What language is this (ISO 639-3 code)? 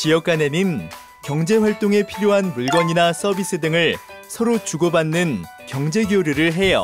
kor